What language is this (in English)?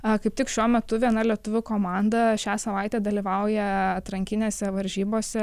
Lithuanian